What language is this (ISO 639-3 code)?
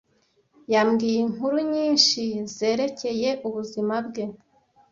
kin